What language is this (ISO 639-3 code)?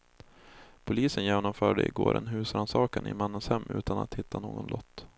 swe